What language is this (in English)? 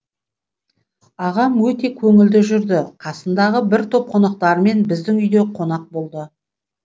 Kazakh